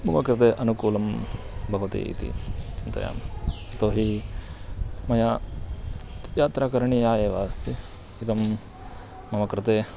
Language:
Sanskrit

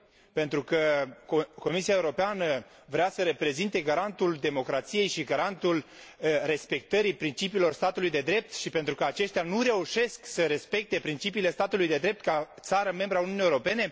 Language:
Romanian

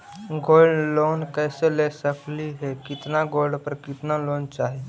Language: Magahi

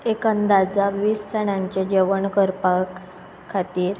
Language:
Konkani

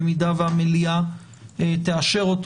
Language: Hebrew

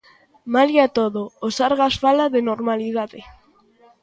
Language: Galician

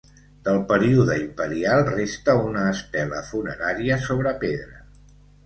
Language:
Catalan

